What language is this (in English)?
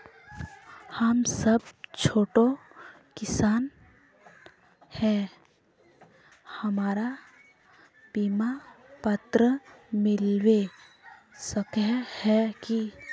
Magahi